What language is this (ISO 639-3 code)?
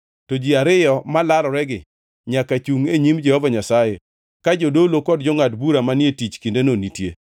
luo